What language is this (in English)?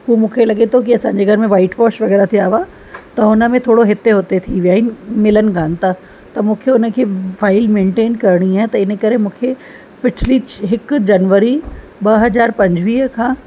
Sindhi